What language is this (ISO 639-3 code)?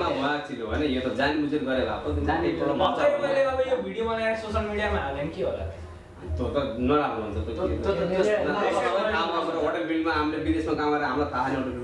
vie